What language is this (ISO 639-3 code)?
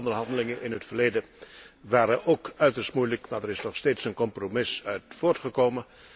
nld